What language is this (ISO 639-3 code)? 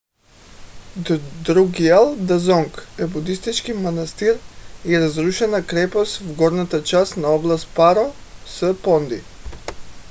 bul